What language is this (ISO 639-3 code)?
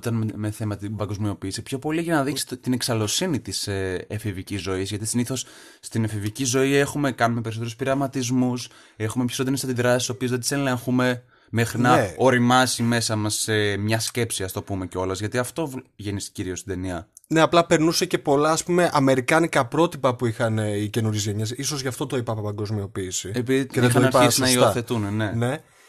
ell